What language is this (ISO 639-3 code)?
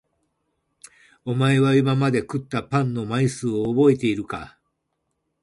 jpn